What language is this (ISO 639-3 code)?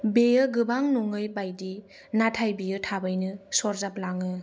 brx